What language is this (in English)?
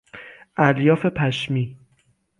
Persian